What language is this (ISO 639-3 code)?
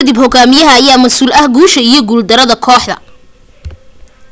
som